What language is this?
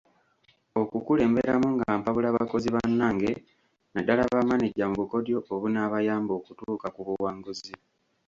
Ganda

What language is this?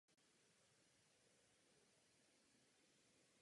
Czech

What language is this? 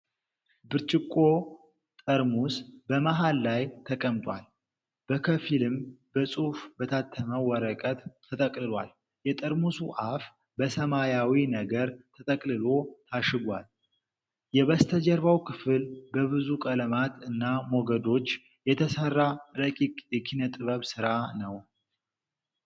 Amharic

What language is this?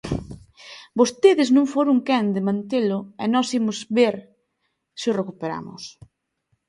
Galician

